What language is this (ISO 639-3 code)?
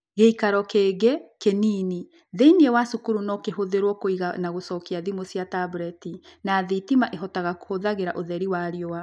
kik